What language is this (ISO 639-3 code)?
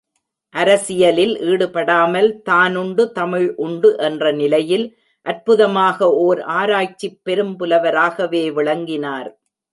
tam